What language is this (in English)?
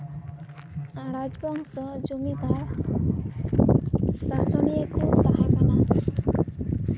Santali